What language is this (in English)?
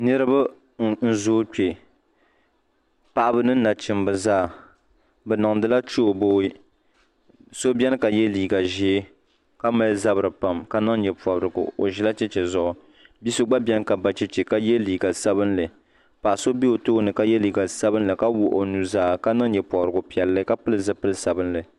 Dagbani